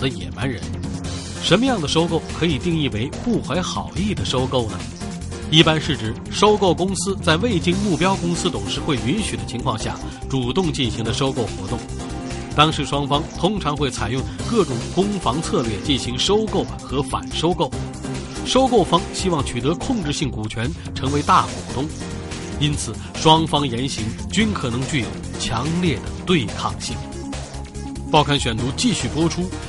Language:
Chinese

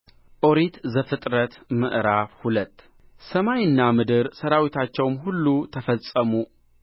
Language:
Amharic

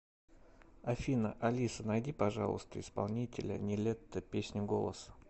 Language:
Russian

